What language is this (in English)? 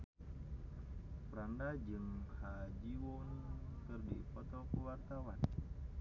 Sundanese